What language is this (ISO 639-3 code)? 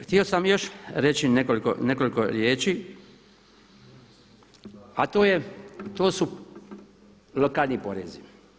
hrv